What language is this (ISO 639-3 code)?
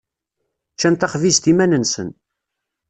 kab